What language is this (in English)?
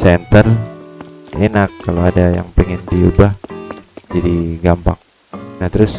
Indonesian